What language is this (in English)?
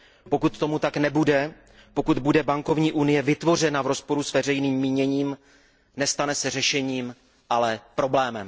Czech